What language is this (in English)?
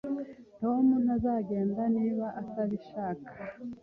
Kinyarwanda